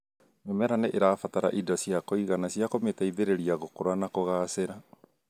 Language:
Kikuyu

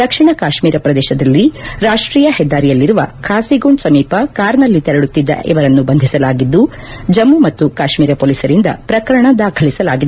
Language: Kannada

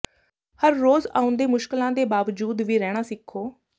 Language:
Punjabi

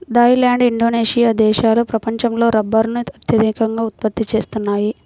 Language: Telugu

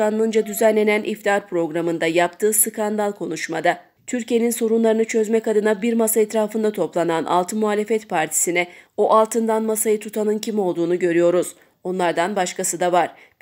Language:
Turkish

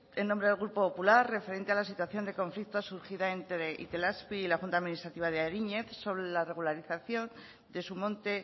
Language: Spanish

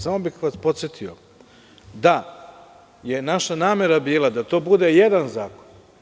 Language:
Serbian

